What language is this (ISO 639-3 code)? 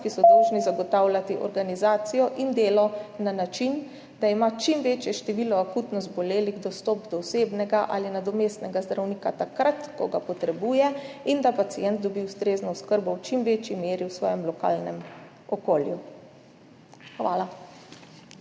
slv